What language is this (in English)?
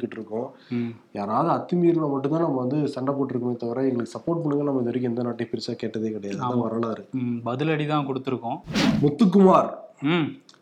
Tamil